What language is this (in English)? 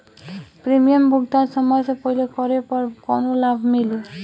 Bhojpuri